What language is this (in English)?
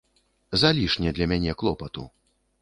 Belarusian